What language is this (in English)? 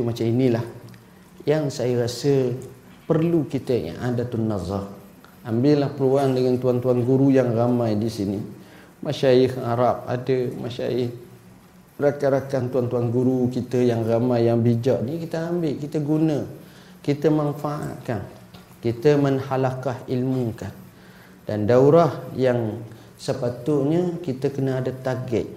Malay